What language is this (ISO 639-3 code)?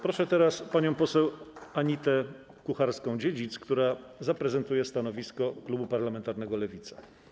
pol